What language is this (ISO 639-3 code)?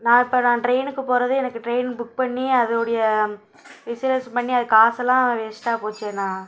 tam